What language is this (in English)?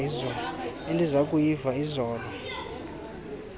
Xhosa